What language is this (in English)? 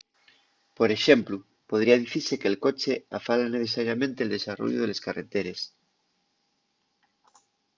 Asturian